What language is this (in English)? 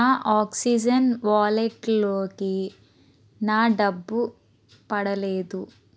Telugu